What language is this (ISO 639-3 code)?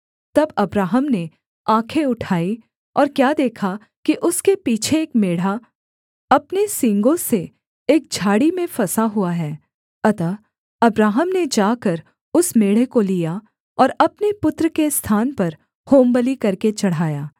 hin